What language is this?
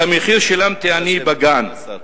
Hebrew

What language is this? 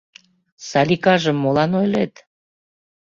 Mari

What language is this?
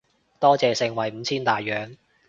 Cantonese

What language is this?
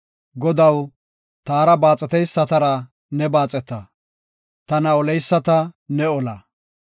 Gofa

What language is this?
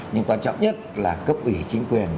Vietnamese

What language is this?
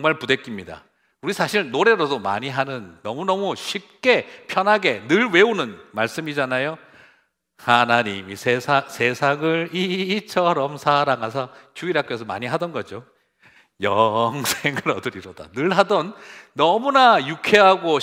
Korean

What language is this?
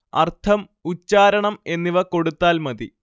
Malayalam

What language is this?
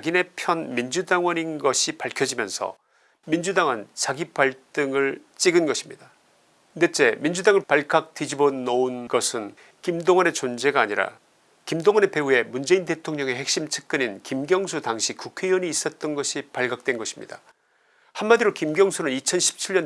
Korean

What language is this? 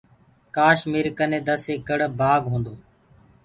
Gurgula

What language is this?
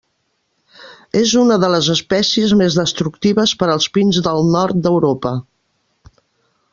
Catalan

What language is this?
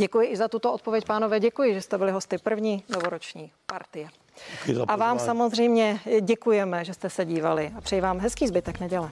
Czech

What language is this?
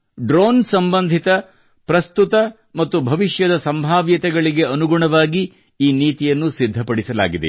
Kannada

